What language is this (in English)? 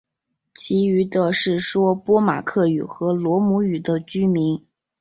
Chinese